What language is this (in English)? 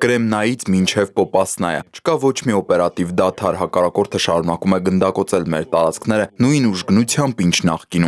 Romanian